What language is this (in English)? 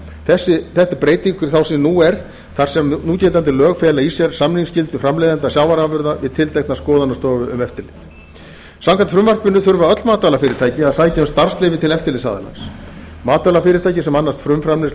Icelandic